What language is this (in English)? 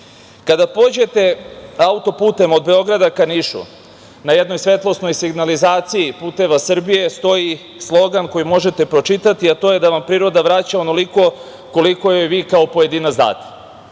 Serbian